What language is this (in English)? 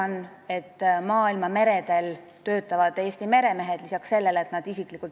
Estonian